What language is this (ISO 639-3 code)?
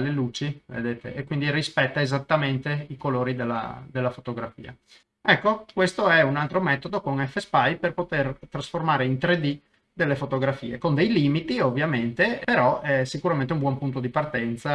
ita